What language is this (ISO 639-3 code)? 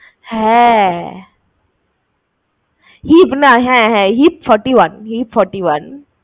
ben